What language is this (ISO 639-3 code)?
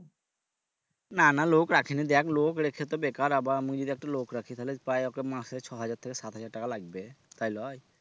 ben